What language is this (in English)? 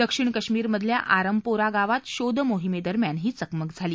Marathi